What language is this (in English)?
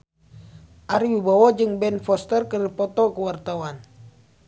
Sundanese